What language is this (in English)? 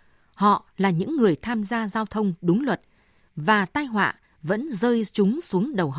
Vietnamese